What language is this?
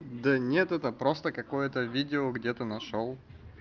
Russian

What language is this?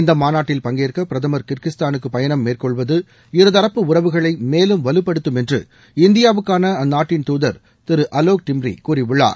Tamil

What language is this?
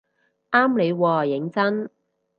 Cantonese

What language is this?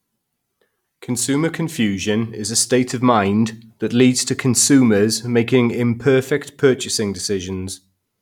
English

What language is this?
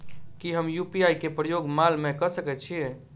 Maithili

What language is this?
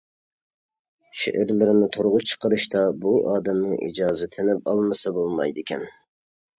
Uyghur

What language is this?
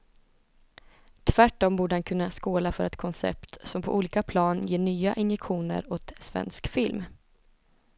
Swedish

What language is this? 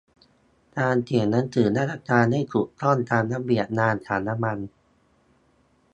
Thai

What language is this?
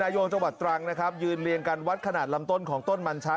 Thai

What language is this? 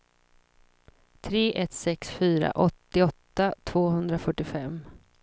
Swedish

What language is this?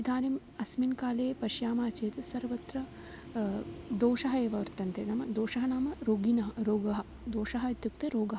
Sanskrit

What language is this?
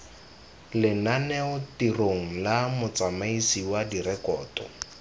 Tswana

